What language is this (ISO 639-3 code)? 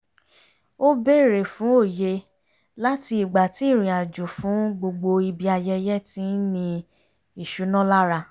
yor